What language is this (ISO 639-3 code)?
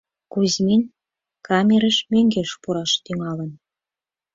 chm